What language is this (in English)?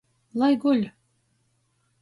Latgalian